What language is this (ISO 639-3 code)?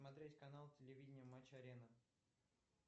rus